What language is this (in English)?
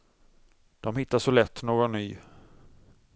Swedish